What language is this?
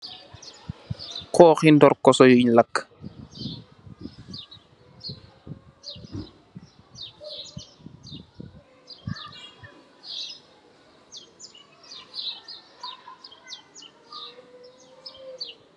Wolof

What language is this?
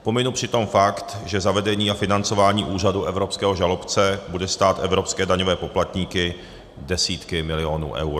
Czech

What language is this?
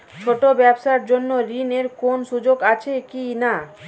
Bangla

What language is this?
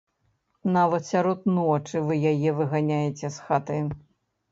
Belarusian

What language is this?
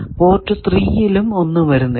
Malayalam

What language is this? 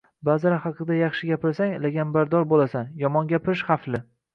Uzbek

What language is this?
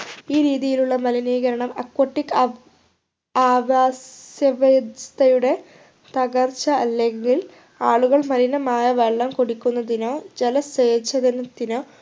Malayalam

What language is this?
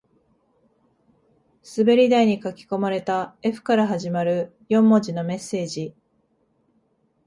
Japanese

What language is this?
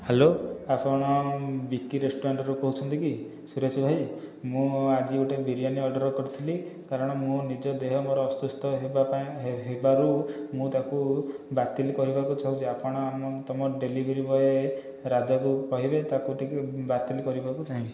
Odia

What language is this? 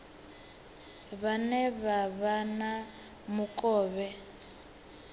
Venda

